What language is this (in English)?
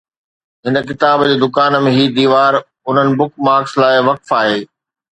Sindhi